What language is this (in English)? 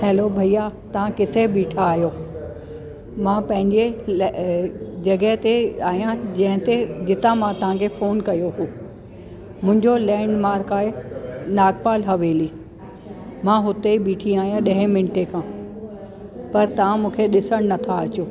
Sindhi